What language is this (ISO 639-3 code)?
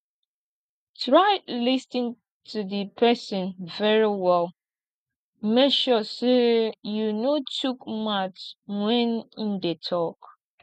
pcm